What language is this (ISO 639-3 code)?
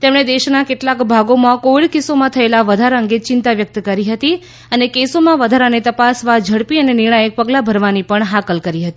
guj